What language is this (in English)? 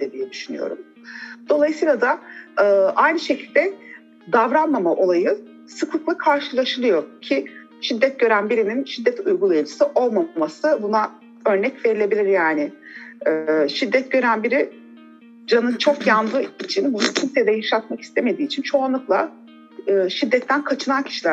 Turkish